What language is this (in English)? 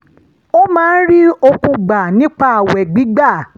Yoruba